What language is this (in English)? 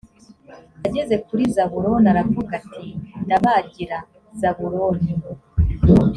Kinyarwanda